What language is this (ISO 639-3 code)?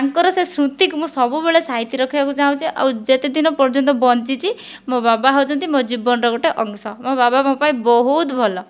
ori